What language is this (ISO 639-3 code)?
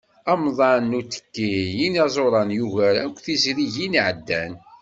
kab